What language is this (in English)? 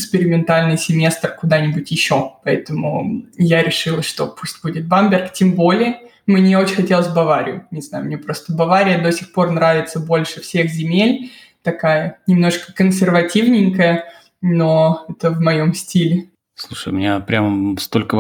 Russian